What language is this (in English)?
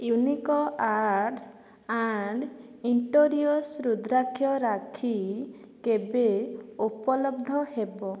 Odia